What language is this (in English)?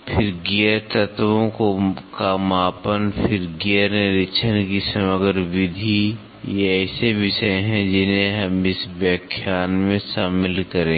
Hindi